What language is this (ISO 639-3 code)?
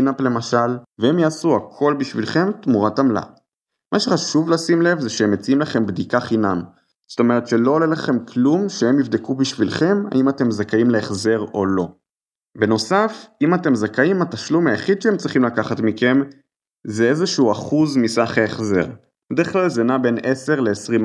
heb